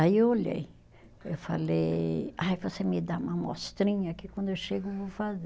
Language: Portuguese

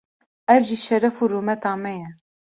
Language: Kurdish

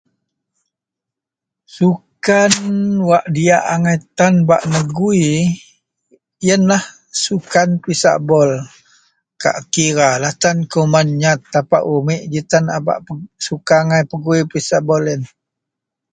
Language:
Central Melanau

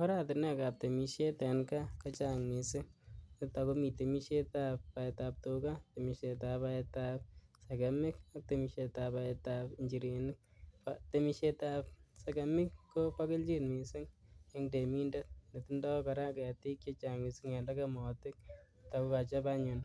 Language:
Kalenjin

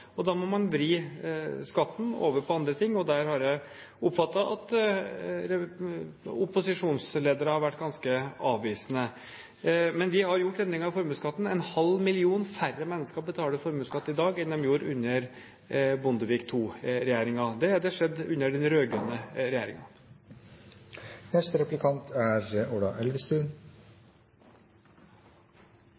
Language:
Norwegian Bokmål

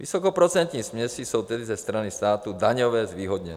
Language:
Czech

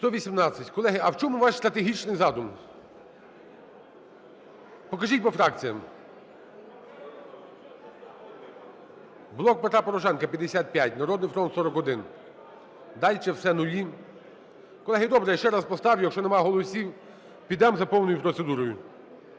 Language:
Ukrainian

